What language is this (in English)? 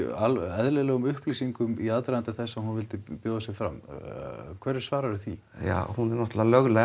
Icelandic